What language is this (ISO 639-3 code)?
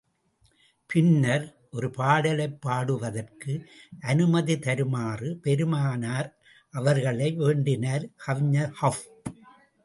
tam